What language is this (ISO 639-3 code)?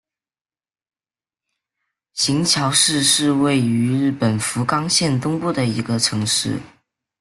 zho